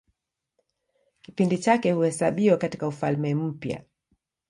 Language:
Swahili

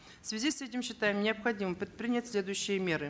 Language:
Kazakh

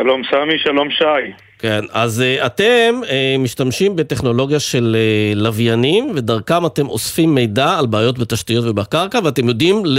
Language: Hebrew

